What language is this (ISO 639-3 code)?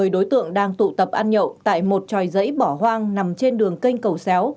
vie